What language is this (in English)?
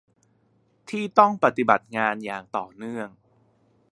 Thai